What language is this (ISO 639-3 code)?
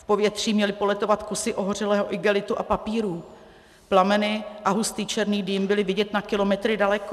ces